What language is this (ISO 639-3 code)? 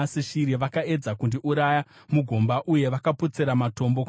sna